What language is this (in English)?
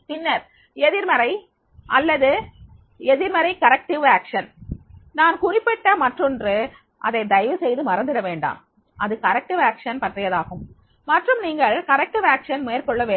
Tamil